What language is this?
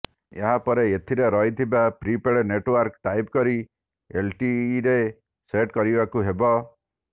Odia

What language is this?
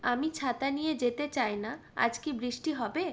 Bangla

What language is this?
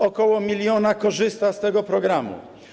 Polish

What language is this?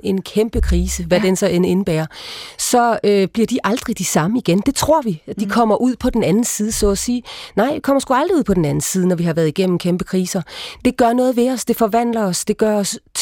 Danish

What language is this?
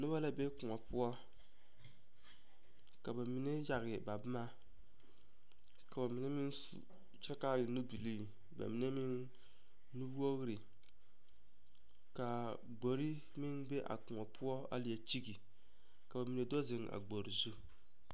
Southern Dagaare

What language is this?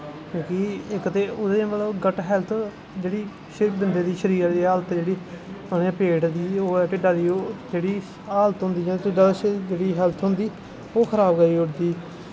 Dogri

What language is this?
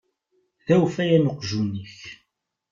Kabyle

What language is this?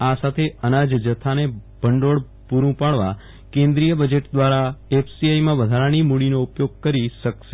Gujarati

